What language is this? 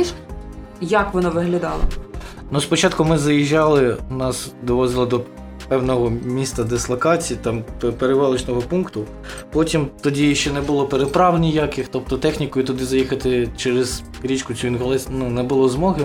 Ukrainian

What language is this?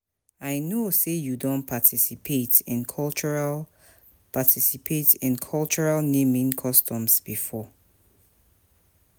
Nigerian Pidgin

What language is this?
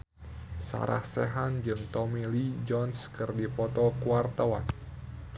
Sundanese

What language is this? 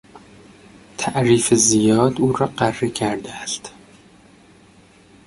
Persian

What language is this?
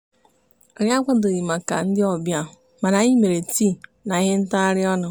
Igbo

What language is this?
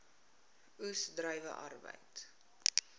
Afrikaans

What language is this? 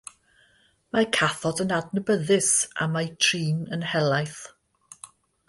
Welsh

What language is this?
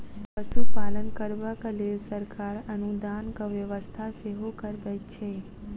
Maithili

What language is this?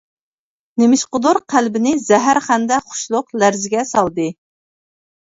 Uyghur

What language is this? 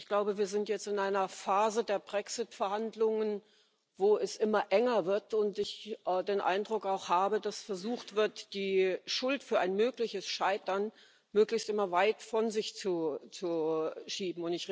German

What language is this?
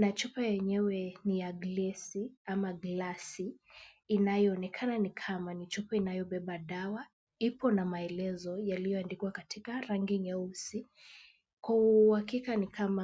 Swahili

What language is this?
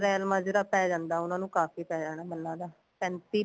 Punjabi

